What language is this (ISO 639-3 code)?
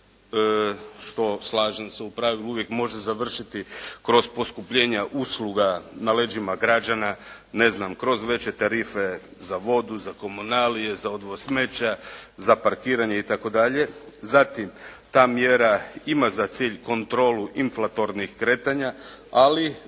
hrv